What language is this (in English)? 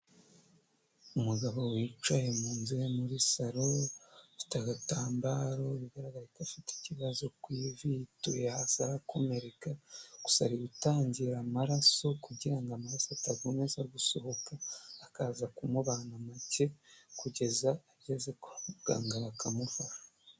Kinyarwanda